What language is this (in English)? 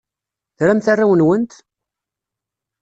Kabyle